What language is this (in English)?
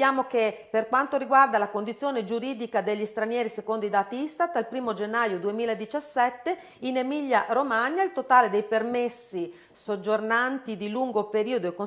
Italian